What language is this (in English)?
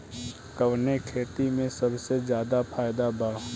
Bhojpuri